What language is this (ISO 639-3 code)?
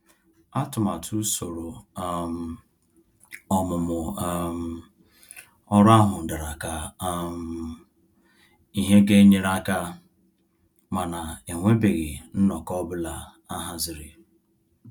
ibo